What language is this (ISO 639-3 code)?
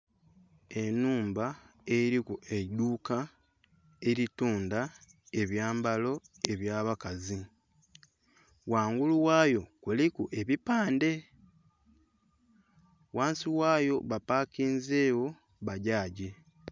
xog